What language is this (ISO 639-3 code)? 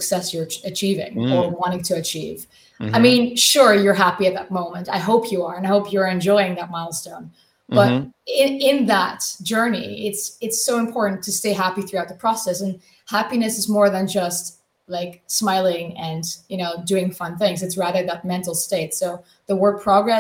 eng